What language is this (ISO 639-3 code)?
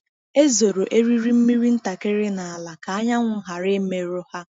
ibo